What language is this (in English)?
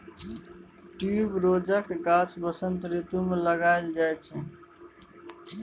Maithili